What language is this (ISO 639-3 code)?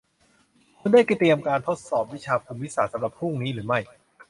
tha